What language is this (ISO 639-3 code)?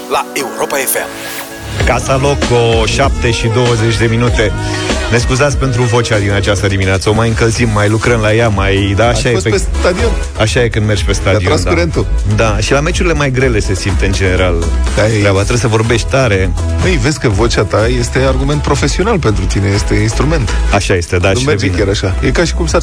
ron